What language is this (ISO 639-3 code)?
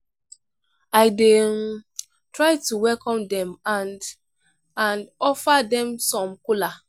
pcm